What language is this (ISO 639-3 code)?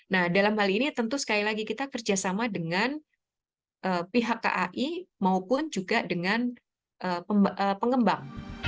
ind